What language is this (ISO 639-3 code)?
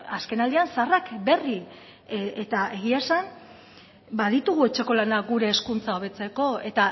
eus